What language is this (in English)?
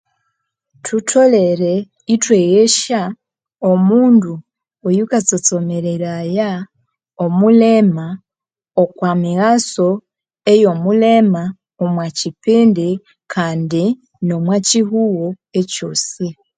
Konzo